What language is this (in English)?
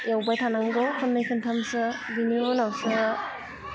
Bodo